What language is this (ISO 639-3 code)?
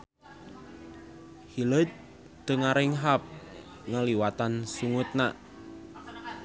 sun